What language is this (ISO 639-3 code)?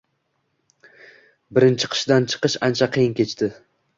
uzb